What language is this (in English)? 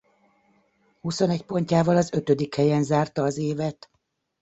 Hungarian